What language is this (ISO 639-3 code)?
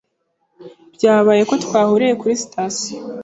kin